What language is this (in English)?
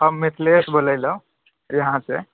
Maithili